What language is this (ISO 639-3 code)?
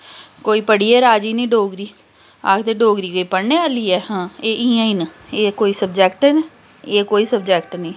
doi